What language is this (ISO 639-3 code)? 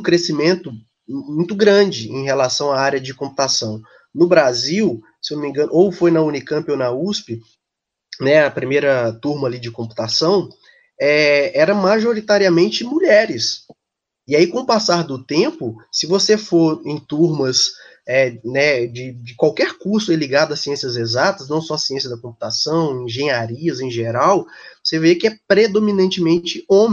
por